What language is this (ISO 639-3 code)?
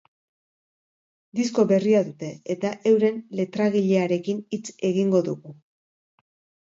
eus